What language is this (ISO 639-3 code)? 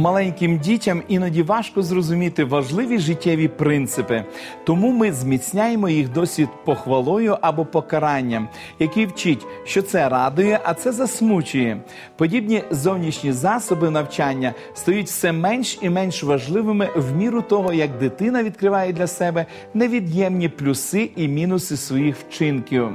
ukr